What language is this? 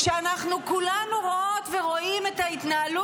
Hebrew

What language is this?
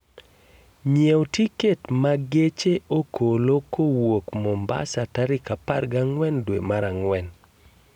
Luo (Kenya and Tanzania)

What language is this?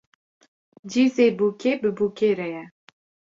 Kurdish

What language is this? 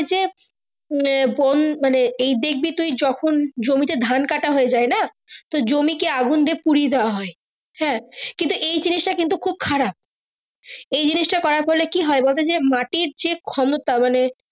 Bangla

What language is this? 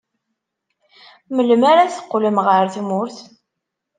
Kabyle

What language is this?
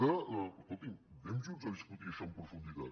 Catalan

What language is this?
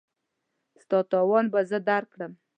Pashto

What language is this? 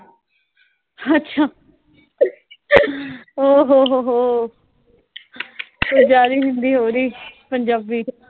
Punjabi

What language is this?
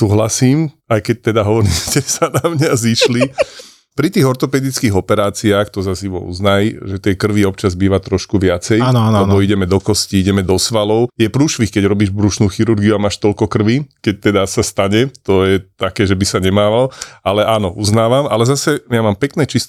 Slovak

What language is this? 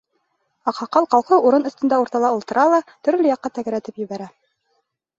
Bashkir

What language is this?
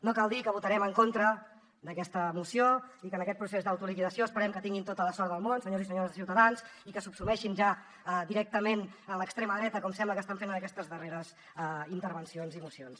Catalan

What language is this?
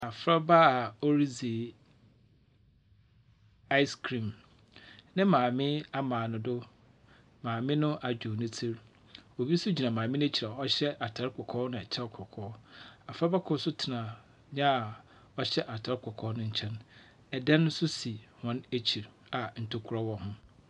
Akan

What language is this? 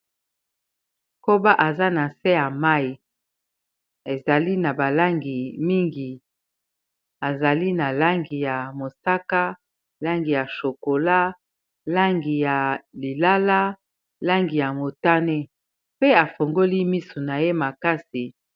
Lingala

